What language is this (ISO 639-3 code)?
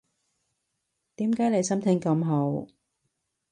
yue